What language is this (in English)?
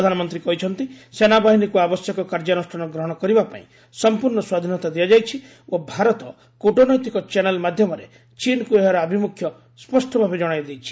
Odia